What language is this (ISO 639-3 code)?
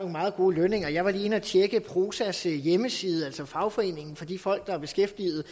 dan